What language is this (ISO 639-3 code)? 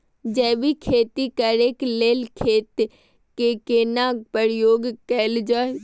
mai